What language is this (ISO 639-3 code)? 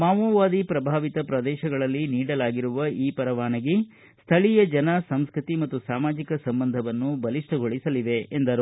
kan